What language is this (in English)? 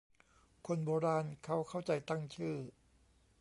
Thai